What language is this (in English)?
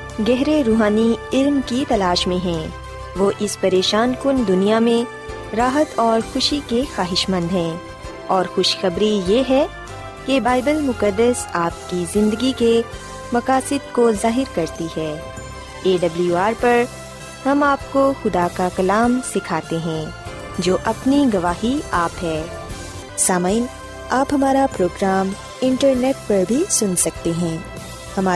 Urdu